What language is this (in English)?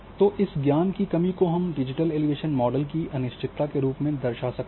Hindi